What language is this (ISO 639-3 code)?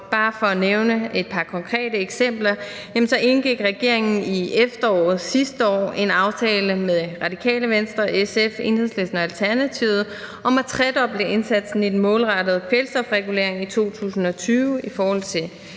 dan